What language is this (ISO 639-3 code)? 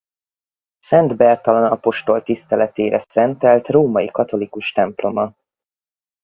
hun